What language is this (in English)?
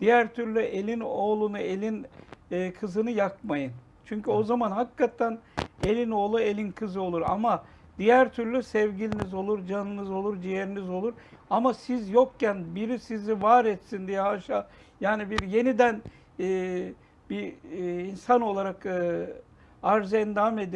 Turkish